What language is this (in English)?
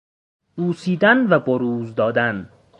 Persian